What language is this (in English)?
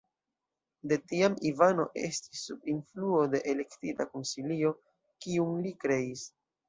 Esperanto